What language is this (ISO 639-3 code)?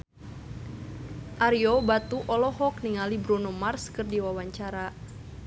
sun